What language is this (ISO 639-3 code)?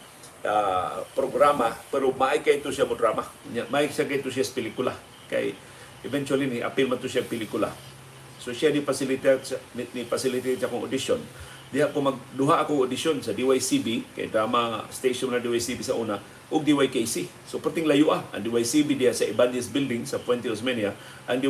fil